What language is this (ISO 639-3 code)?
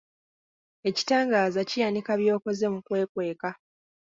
lug